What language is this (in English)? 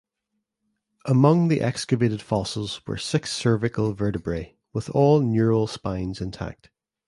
English